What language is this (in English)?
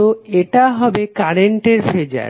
Bangla